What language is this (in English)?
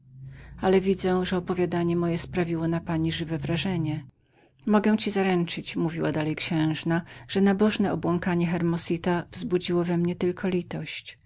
Polish